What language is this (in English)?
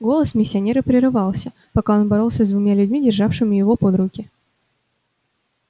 Russian